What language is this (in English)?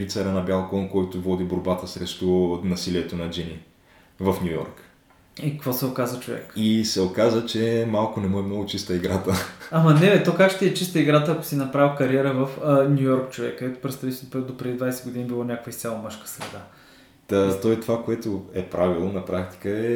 Bulgarian